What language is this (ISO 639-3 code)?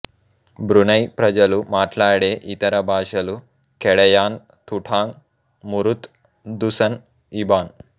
tel